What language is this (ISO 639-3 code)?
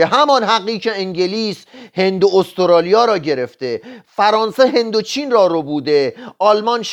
fas